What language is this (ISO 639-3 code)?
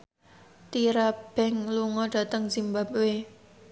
jav